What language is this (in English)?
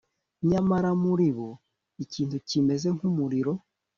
Kinyarwanda